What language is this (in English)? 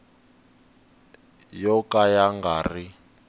Tsonga